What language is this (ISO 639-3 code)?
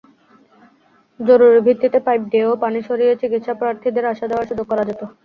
ben